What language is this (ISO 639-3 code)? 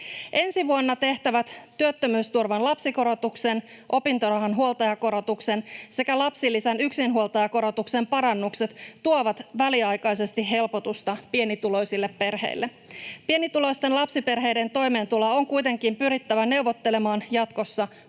fin